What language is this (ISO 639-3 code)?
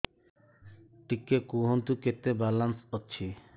ori